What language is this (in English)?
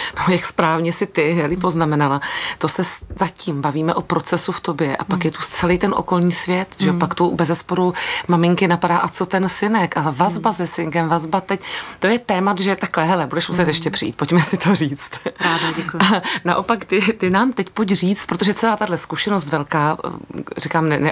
Czech